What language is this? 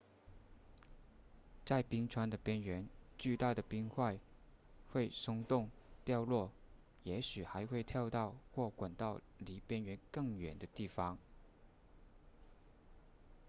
Chinese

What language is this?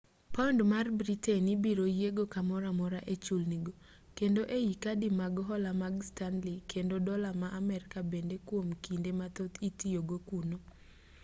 Luo (Kenya and Tanzania)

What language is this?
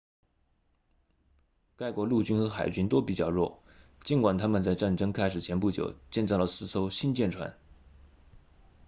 Chinese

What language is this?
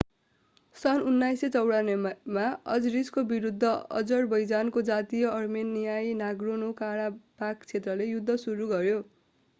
Nepali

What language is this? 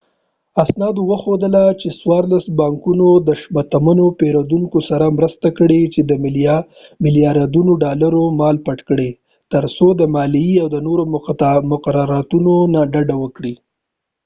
Pashto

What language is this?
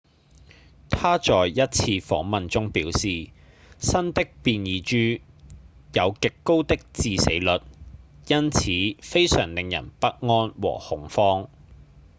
Cantonese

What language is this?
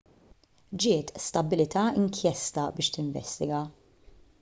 Maltese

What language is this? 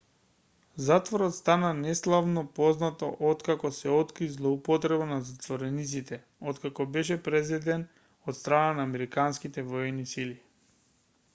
Macedonian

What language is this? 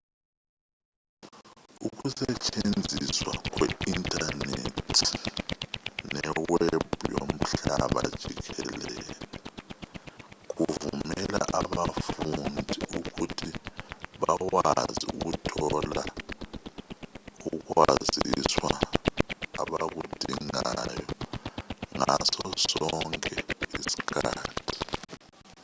Zulu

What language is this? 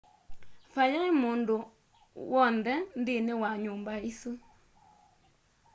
Kamba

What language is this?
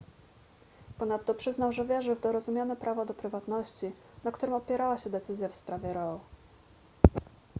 Polish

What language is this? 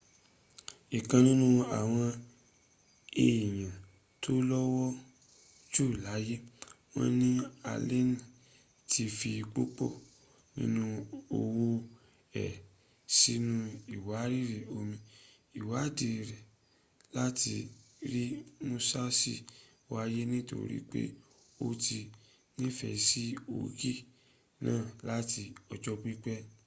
Yoruba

